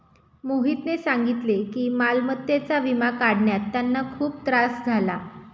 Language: Marathi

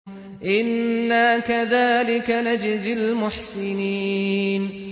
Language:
Arabic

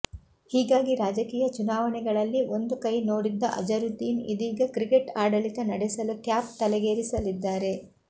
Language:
Kannada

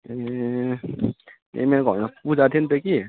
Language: Nepali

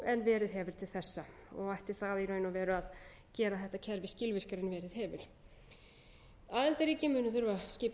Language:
Icelandic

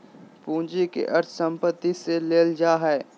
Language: Magahi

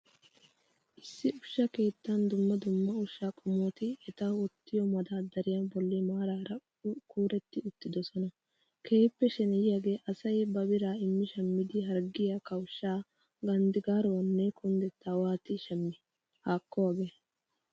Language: Wolaytta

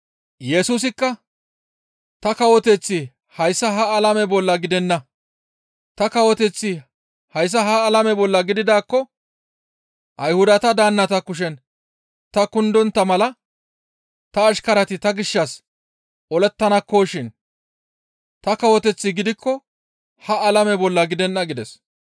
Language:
Gamo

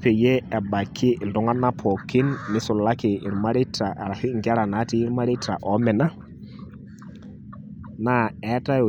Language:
Masai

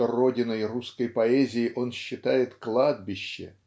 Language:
Russian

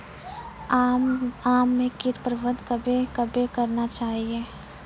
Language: Maithili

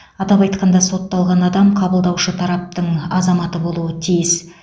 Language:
Kazakh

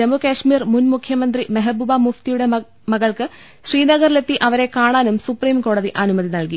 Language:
Malayalam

